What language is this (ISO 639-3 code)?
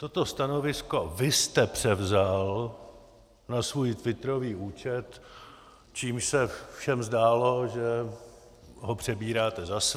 ces